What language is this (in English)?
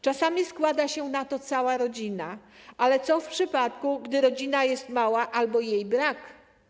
Polish